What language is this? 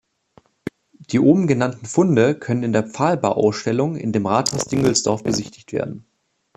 German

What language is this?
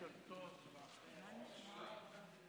Hebrew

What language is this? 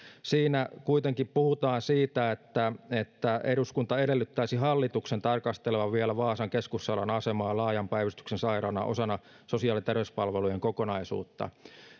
Finnish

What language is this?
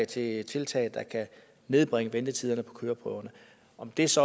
Danish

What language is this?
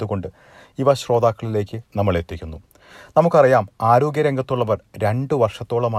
Malayalam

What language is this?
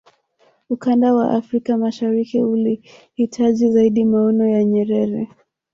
Swahili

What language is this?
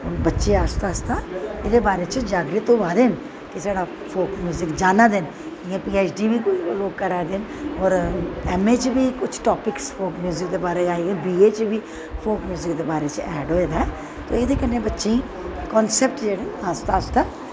Dogri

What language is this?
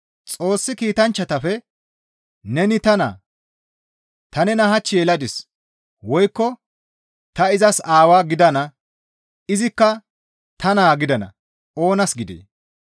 Gamo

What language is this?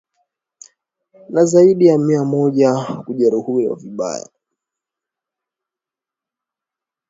Swahili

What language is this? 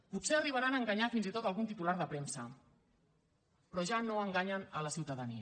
Catalan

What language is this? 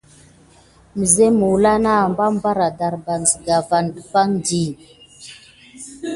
Gidar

